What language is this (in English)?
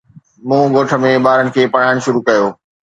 Sindhi